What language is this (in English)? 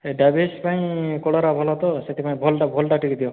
Odia